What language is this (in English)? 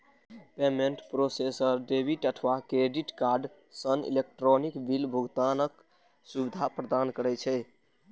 Maithili